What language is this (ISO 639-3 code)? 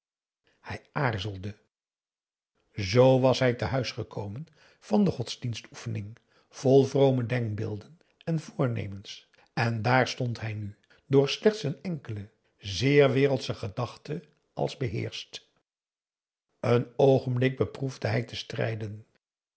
nld